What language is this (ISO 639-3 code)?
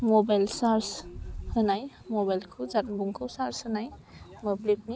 brx